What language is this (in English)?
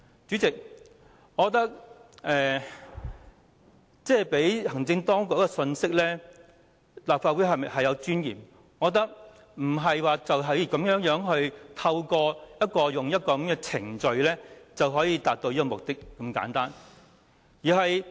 Cantonese